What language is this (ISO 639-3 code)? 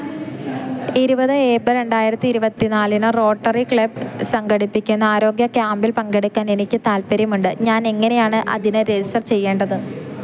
mal